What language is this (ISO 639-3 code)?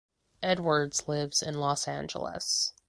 eng